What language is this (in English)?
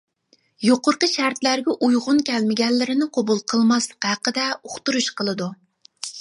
Uyghur